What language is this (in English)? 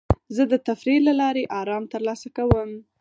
Pashto